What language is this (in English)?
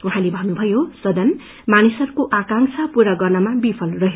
Nepali